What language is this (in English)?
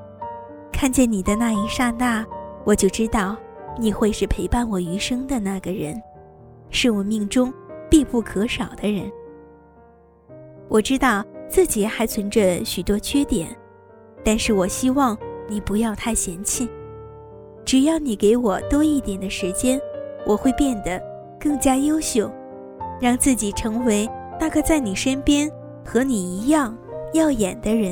Chinese